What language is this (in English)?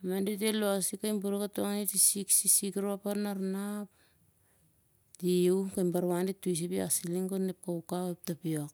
Siar-Lak